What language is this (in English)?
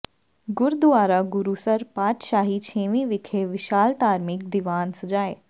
Punjabi